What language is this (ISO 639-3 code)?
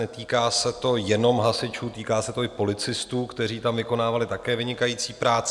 ces